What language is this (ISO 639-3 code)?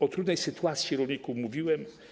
pol